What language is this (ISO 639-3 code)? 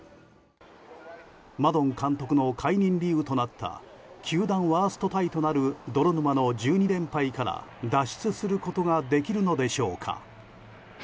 jpn